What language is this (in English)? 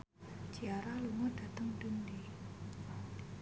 Javanese